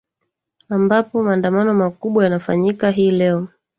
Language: Swahili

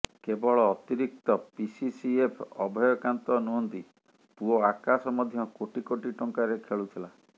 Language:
Odia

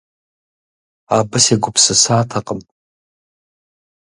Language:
Kabardian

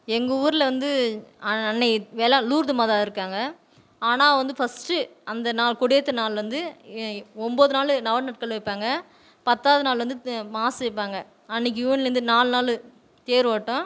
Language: Tamil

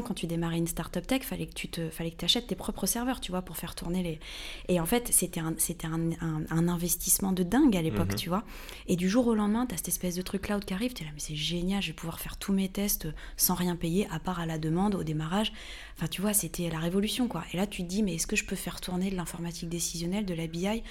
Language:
French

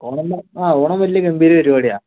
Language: Malayalam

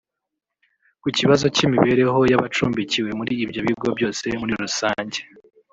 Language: Kinyarwanda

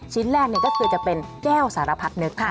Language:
Thai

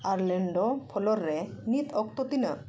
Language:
Santali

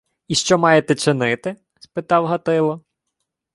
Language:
Ukrainian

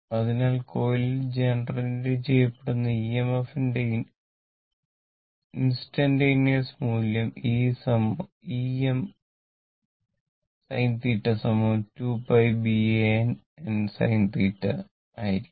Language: Malayalam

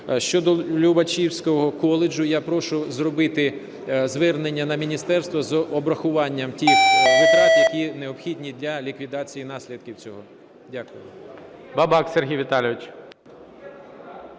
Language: Ukrainian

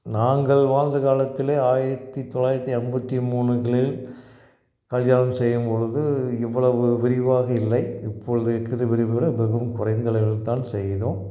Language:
Tamil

